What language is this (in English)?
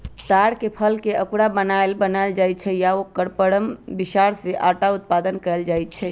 Magahi